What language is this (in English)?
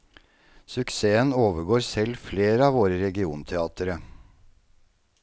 Norwegian